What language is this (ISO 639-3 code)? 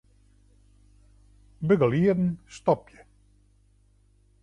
fry